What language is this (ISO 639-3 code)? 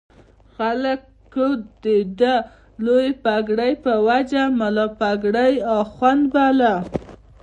pus